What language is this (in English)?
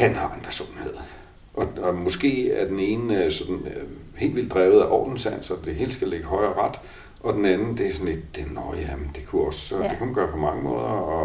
Danish